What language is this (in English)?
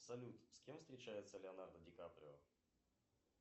Russian